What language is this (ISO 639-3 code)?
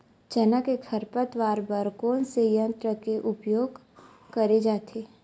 hne